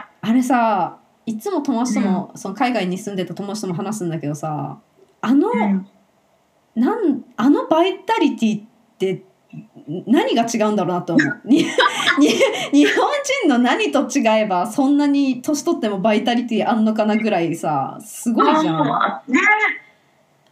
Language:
Japanese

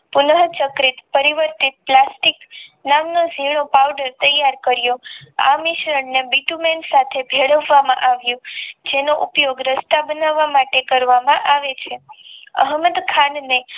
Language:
Gujarati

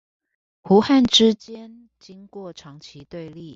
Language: Chinese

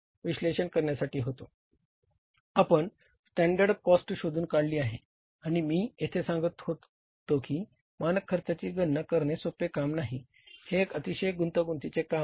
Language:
Marathi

